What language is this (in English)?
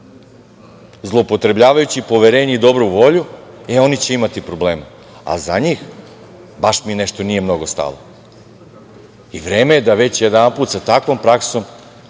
Serbian